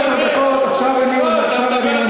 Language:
Hebrew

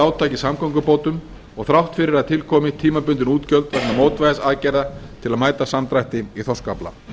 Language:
Icelandic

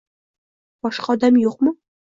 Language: Uzbek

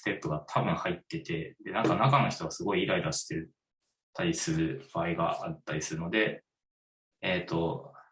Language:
Japanese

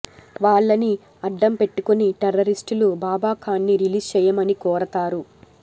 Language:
Telugu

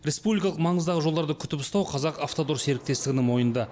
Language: Kazakh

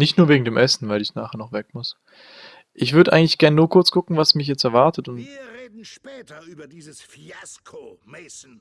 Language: German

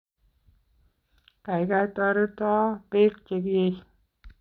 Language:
Kalenjin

